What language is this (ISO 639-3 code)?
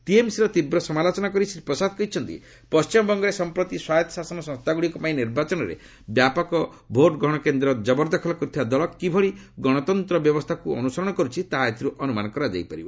ori